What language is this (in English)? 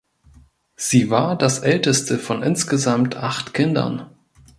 German